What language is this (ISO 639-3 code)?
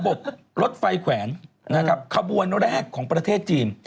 tha